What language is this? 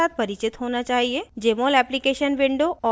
Hindi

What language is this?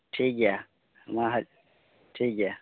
Santali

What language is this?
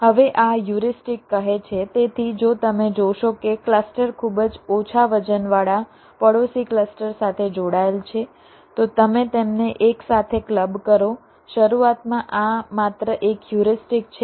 Gujarati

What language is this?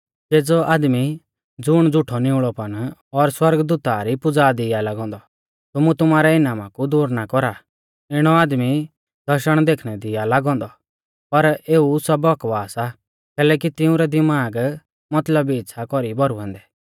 Mahasu Pahari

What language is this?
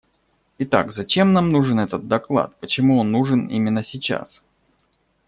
Russian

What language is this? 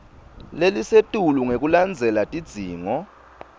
Swati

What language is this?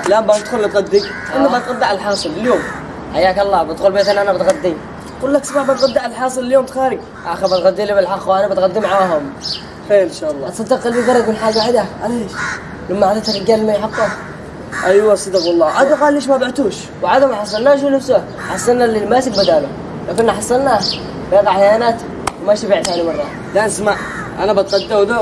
Arabic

